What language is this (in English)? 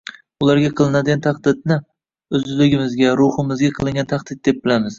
Uzbek